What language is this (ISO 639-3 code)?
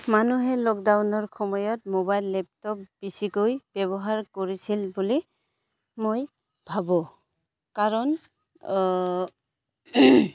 asm